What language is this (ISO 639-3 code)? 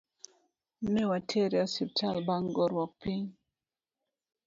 luo